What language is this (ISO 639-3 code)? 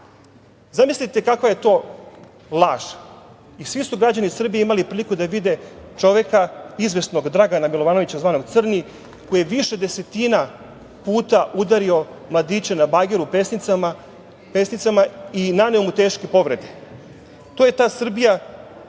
srp